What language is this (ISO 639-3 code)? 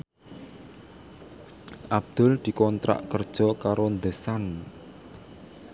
jav